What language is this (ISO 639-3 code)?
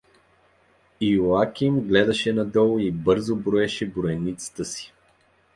bul